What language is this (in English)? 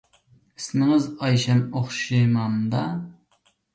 Uyghur